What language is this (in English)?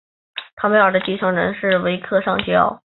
Chinese